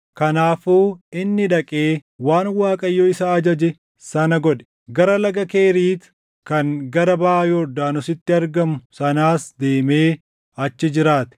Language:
Oromo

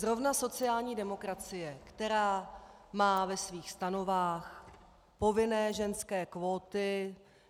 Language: Czech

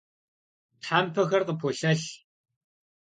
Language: Kabardian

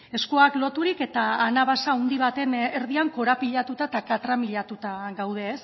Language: Basque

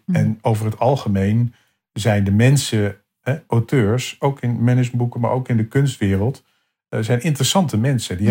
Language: Dutch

